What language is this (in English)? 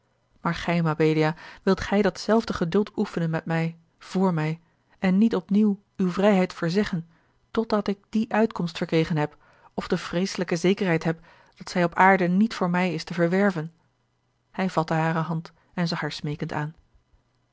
Dutch